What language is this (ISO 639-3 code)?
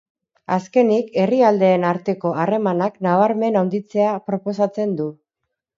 eus